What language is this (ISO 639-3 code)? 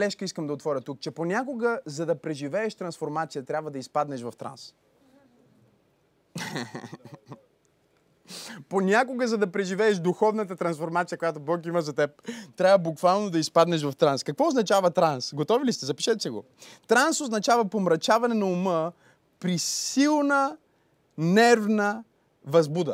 bul